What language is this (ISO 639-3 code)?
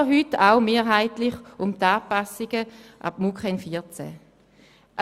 gsw